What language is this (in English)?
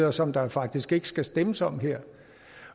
Danish